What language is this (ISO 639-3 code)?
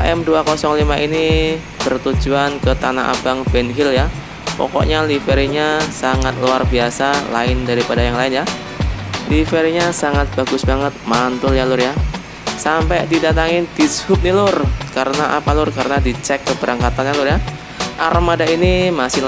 ind